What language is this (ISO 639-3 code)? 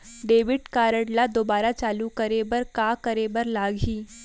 hne